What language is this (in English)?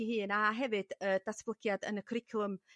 Welsh